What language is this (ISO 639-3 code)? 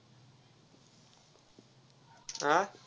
mar